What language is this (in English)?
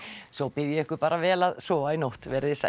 Icelandic